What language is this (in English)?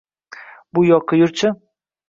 Uzbek